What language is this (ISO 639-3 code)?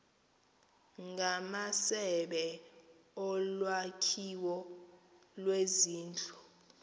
xho